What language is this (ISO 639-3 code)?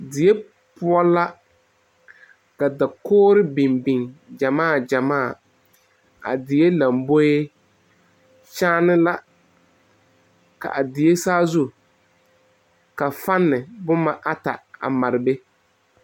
dga